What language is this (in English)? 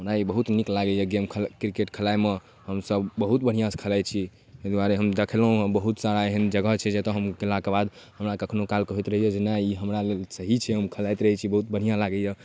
Maithili